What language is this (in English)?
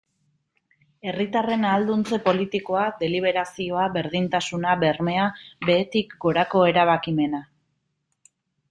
Basque